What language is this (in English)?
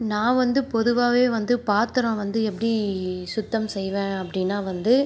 Tamil